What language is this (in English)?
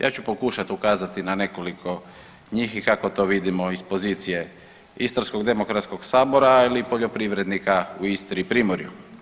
Croatian